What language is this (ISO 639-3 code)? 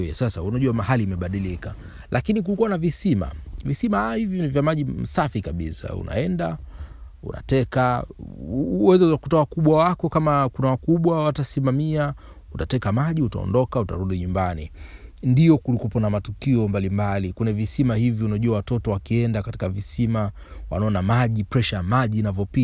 swa